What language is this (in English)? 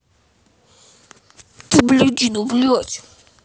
Russian